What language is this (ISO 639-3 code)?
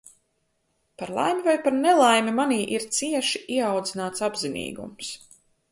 lav